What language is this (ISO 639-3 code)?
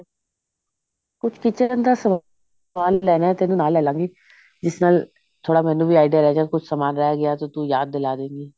pan